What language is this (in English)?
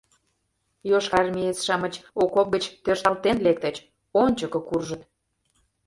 Mari